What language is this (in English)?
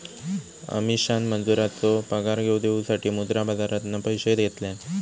Marathi